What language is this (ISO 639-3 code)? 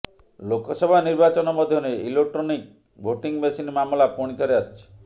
ori